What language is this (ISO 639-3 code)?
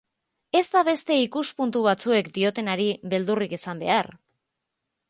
eus